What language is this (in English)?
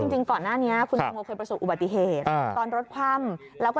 Thai